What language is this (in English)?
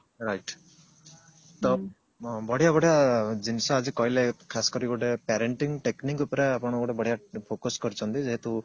Odia